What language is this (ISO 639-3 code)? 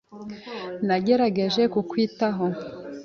kin